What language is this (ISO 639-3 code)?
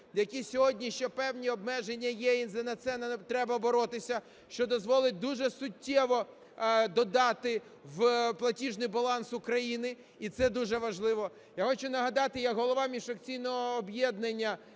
ukr